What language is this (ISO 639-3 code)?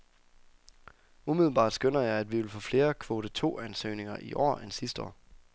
dan